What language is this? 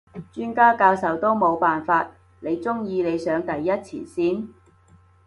Cantonese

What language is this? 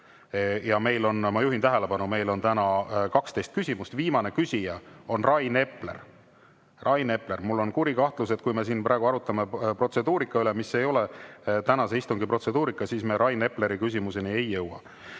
Estonian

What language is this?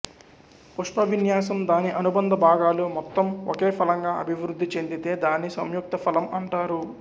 Telugu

